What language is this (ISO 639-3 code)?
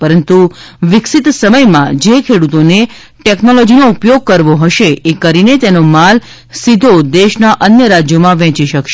guj